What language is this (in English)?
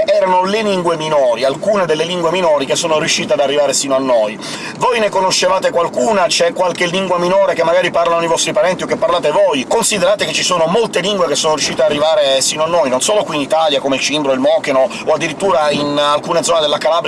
Italian